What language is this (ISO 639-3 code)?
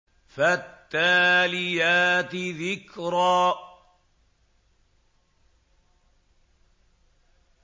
ara